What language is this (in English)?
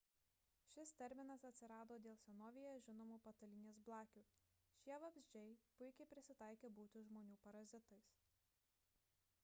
Lithuanian